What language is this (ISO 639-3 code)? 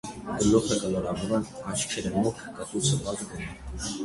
hye